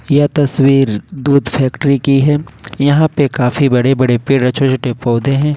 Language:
Hindi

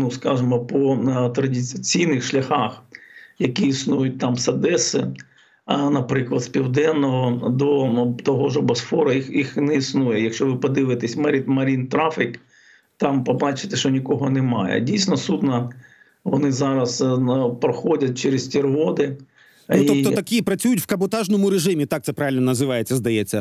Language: Ukrainian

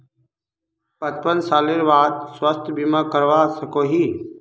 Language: Magahi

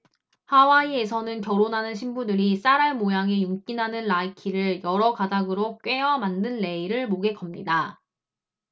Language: Korean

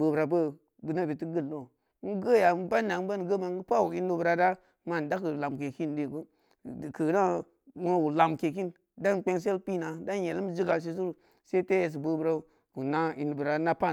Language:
Samba Leko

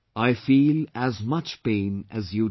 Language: English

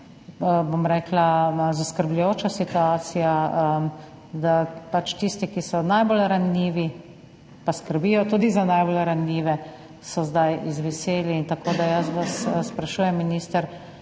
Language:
Slovenian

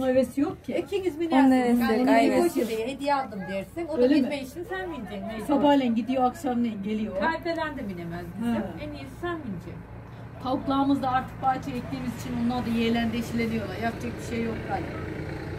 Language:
Turkish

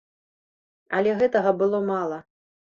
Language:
Belarusian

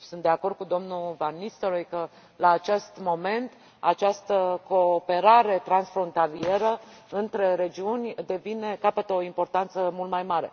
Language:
Romanian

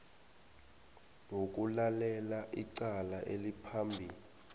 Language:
South Ndebele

